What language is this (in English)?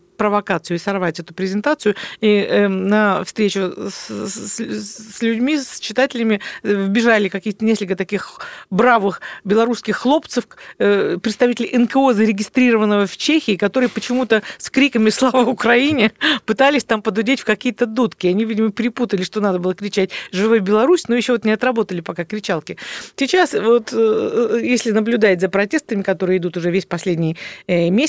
Russian